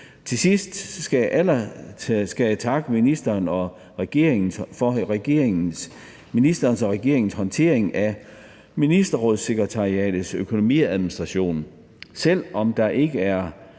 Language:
Danish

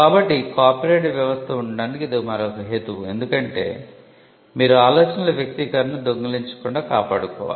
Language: Telugu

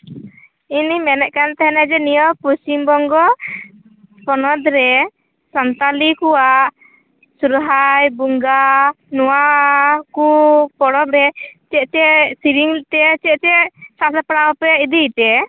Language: Santali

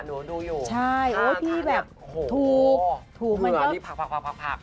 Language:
Thai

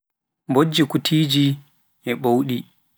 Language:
Pular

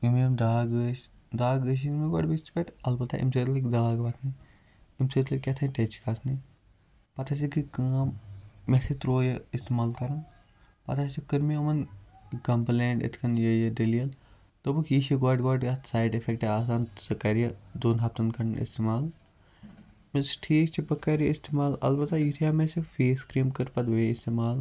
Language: Kashmiri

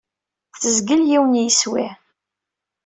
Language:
Kabyle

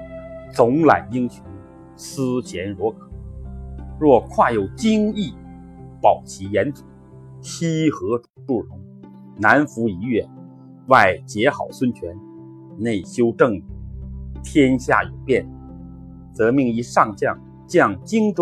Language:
Chinese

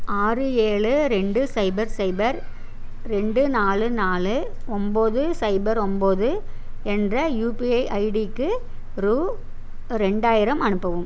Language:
Tamil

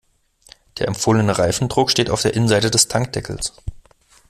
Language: German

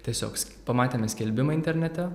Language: Lithuanian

